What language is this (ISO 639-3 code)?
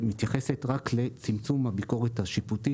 heb